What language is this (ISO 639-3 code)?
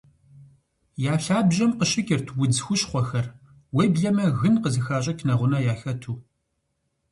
kbd